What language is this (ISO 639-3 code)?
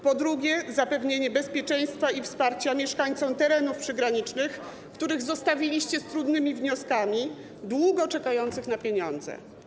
pol